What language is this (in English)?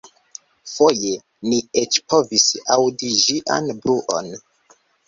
Esperanto